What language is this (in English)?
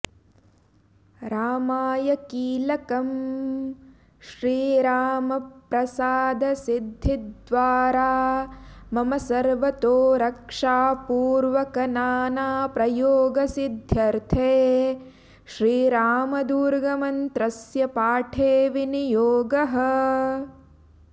Sanskrit